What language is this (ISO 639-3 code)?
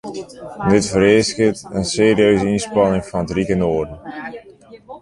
fry